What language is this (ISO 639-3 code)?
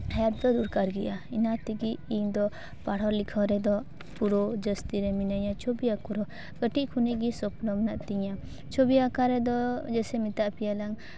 sat